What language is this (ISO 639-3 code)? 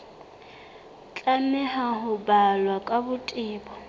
sot